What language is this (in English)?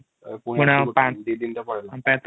Odia